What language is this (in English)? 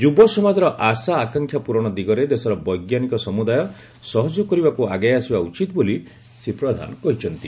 Odia